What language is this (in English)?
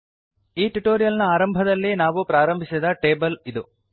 Kannada